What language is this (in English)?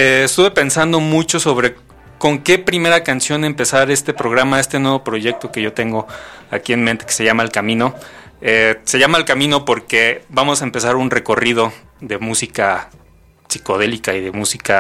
Spanish